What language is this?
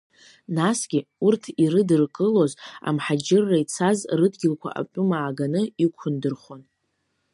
Abkhazian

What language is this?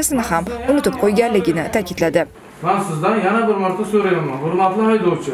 Turkish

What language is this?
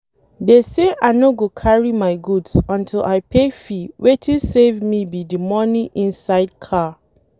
Nigerian Pidgin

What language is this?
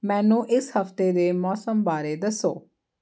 Punjabi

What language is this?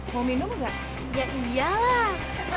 Indonesian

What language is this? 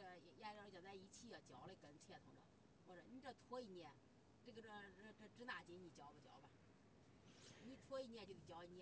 Chinese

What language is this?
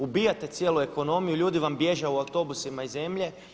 Croatian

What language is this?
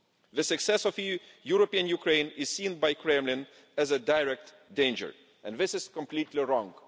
English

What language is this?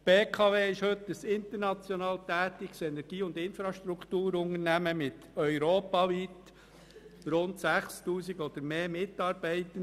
Swiss German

